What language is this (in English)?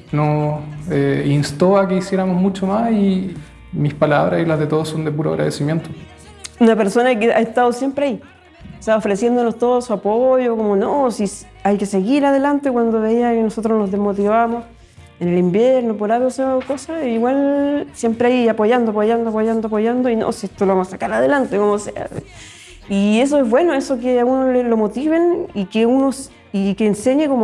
Spanish